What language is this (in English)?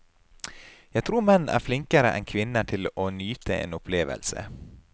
Norwegian